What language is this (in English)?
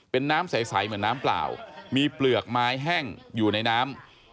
Thai